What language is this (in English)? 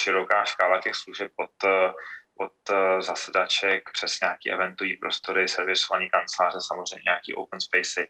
Czech